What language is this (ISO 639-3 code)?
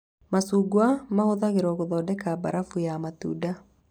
kik